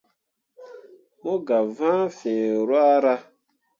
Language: Mundang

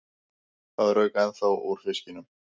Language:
Icelandic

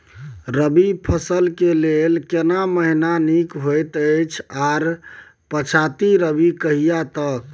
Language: Maithili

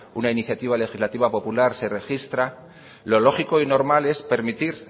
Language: Spanish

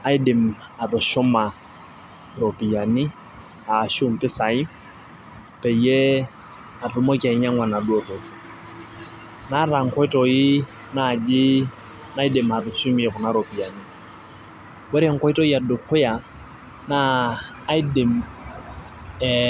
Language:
Masai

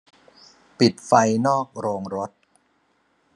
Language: Thai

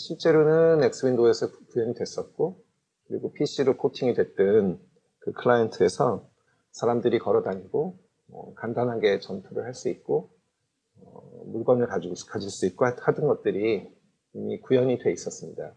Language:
Korean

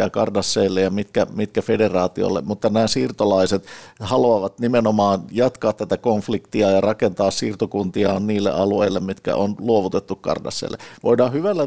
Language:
Finnish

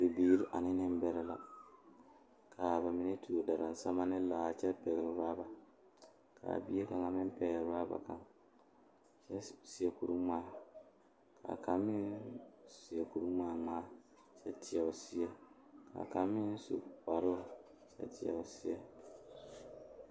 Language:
Southern Dagaare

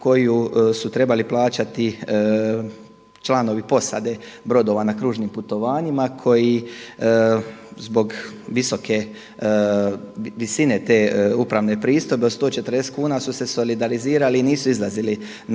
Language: Croatian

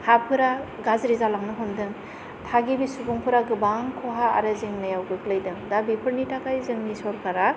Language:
Bodo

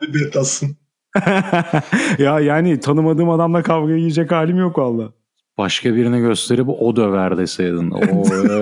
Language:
Turkish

